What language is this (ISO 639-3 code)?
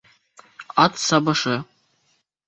bak